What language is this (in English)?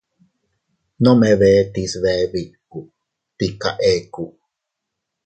Teutila Cuicatec